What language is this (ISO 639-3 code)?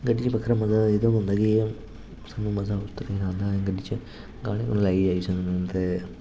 doi